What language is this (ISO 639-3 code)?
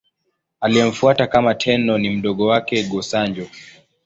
swa